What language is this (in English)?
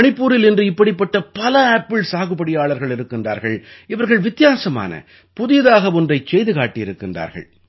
Tamil